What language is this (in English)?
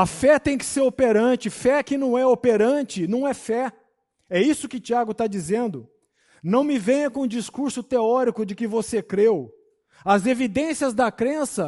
Portuguese